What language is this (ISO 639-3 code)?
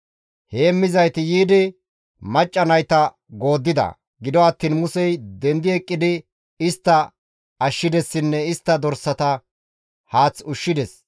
gmv